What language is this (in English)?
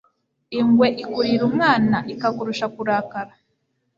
Kinyarwanda